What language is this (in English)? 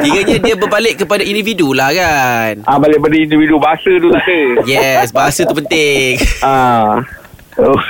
Malay